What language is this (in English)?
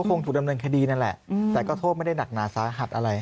Thai